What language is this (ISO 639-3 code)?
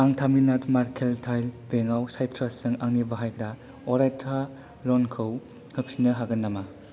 brx